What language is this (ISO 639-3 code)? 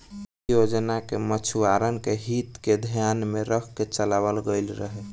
bho